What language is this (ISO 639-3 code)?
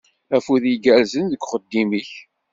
kab